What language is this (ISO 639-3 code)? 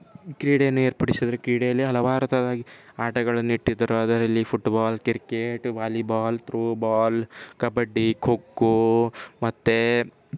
kan